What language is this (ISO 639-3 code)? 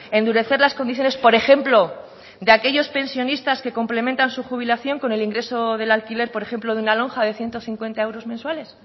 spa